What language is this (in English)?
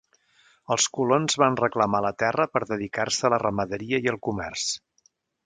Catalan